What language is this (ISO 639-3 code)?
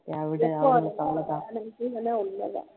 tam